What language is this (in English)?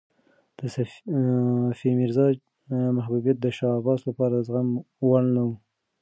Pashto